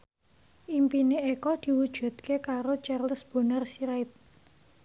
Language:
Javanese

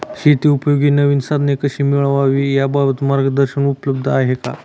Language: Marathi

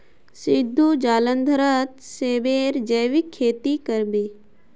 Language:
Magahi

